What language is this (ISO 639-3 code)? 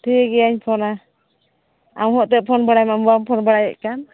sat